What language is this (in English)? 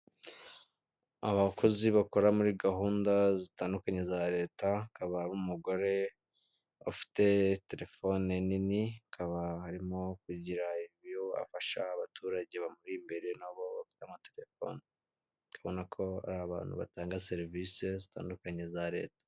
Kinyarwanda